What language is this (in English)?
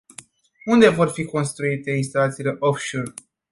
Romanian